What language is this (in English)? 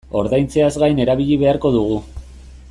Basque